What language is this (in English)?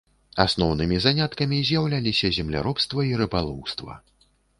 Belarusian